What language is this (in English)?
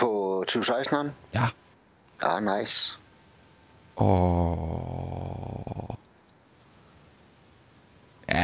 Danish